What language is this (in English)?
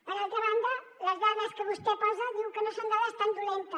Catalan